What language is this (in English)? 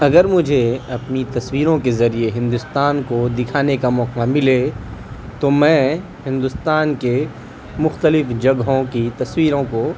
Urdu